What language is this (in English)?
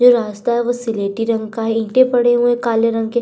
Hindi